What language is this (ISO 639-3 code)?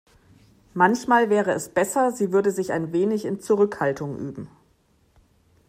deu